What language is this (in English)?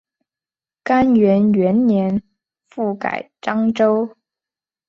Chinese